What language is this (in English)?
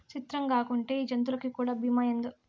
Telugu